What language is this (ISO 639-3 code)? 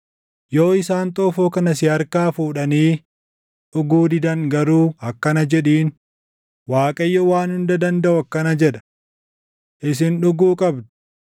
orm